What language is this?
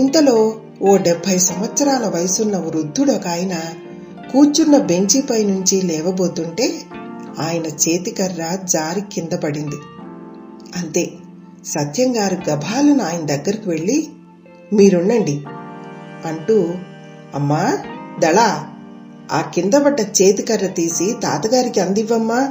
Telugu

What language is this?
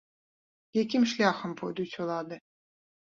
Belarusian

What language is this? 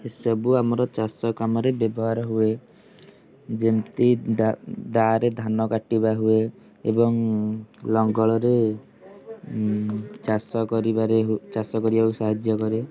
Odia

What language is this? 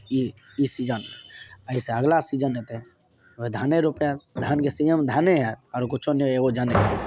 Maithili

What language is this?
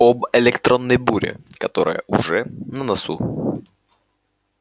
Russian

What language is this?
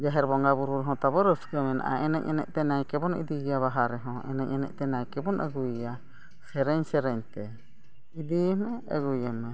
Santali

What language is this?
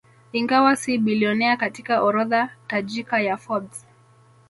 Swahili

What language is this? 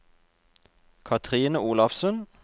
Norwegian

